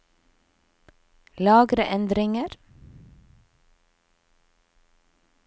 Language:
Norwegian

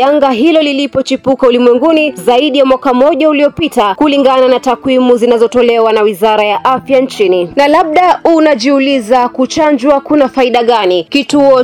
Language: Swahili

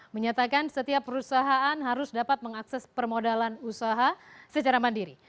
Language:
Indonesian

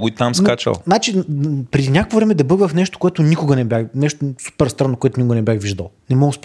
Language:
Bulgarian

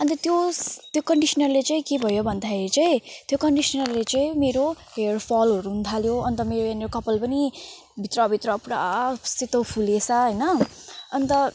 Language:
Nepali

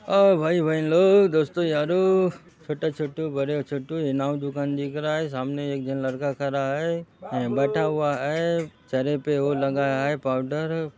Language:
Halbi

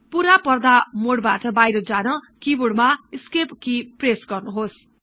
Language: Nepali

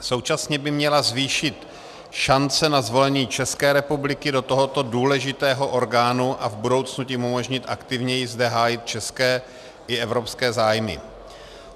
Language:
Czech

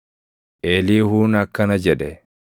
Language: Oromo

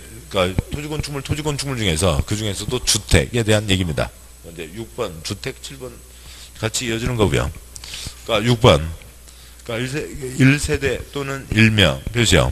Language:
Korean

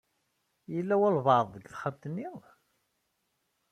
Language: Kabyle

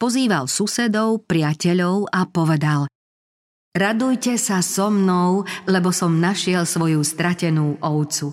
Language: Slovak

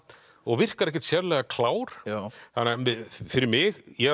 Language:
Icelandic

